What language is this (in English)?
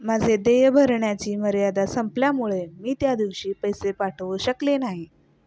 Marathi